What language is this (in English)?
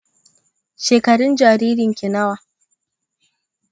Hausa